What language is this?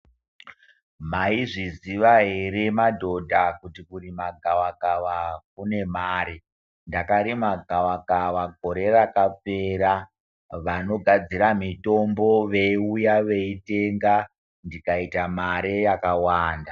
Ndau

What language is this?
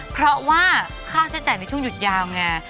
Thai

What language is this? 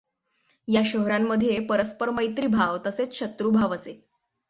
Marathi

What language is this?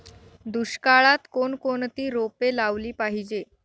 Marathi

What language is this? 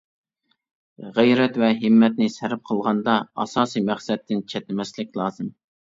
Uyghur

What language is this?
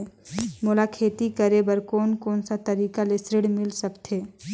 Chhattisgarhi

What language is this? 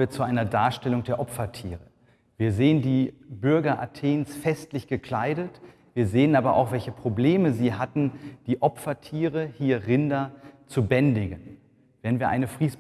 German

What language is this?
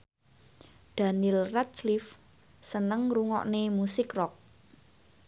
Javanese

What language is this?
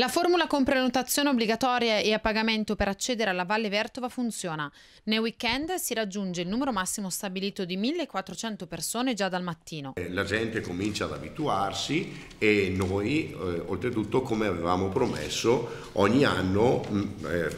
Italian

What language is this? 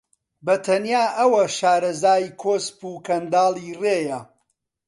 Central Kurdish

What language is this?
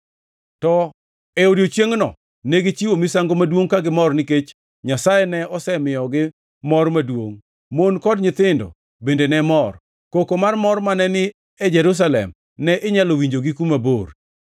Luo (Kenya and Tanzania)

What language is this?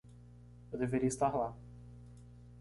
Portuguese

